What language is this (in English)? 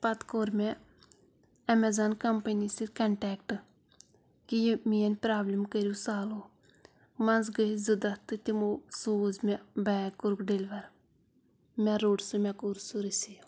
Kashmiri